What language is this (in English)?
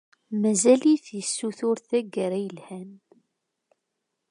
Kabyle